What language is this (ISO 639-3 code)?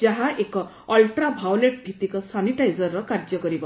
ori